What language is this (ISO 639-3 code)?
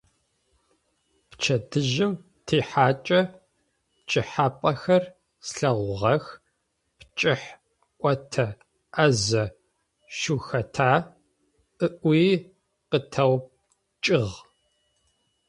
ady